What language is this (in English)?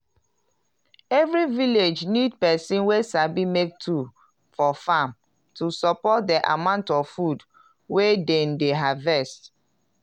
Nigerian Pidgin